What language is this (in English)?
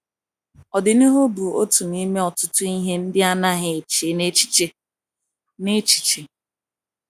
Igbo